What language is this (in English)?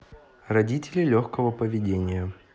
Russian